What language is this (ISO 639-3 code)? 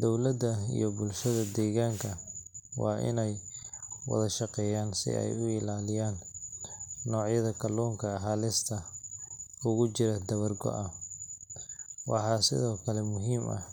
som